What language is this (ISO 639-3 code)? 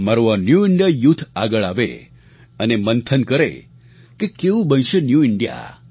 guj